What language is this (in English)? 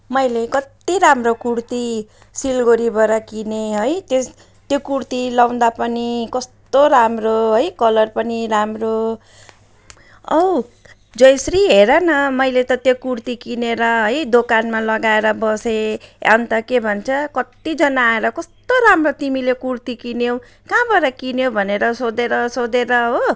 Nepali